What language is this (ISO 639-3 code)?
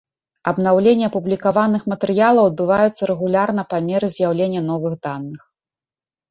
bel